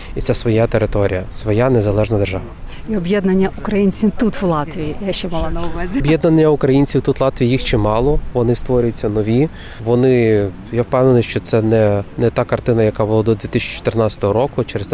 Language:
Ukrainian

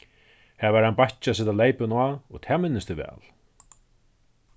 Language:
Faroese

